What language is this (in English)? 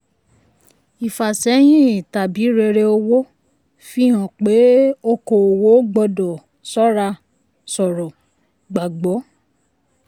Yoruba